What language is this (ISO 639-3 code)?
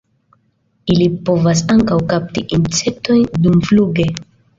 epo